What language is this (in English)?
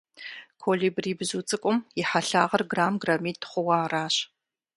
Kabardian